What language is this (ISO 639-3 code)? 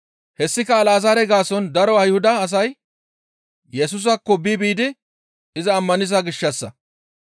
gmv